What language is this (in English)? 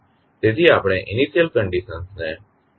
Gujarati